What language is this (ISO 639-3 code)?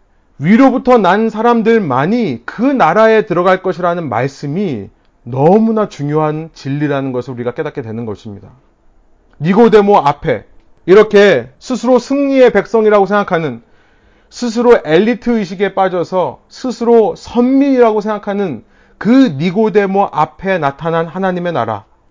kor